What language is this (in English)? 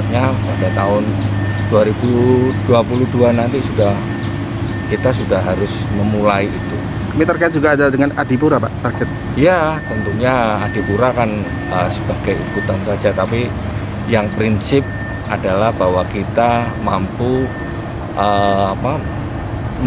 Indonesian